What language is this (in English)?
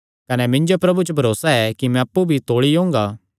Kangri